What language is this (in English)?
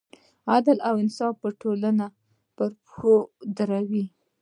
Pashto